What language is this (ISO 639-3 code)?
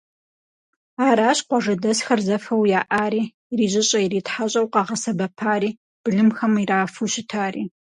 kbd